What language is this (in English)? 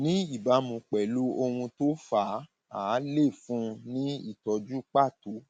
Yoruba